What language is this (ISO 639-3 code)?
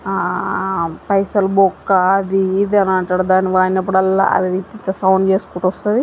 tel